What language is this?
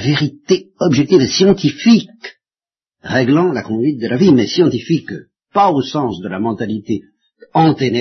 French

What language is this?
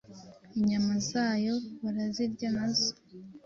Kinyarwanda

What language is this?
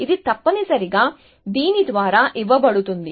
Telugu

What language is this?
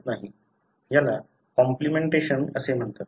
Marathi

